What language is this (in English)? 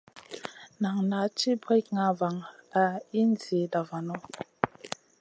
Masana